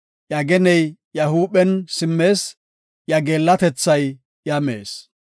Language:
Gofa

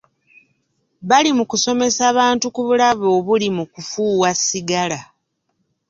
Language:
Ganda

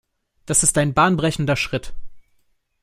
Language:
German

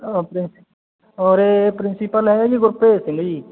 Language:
Punjabi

